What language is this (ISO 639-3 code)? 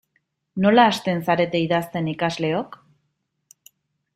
eus